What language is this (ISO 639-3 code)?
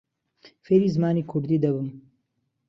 ckb